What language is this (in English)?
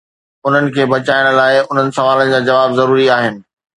Sindhi